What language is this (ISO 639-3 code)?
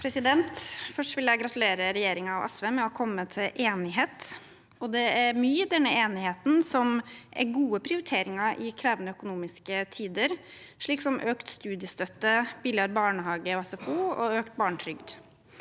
nor